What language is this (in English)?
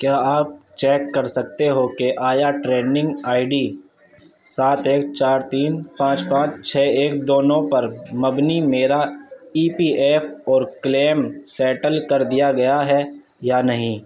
Urdu